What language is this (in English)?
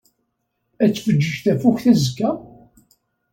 Kabyle